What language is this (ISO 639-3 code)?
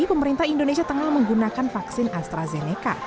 ind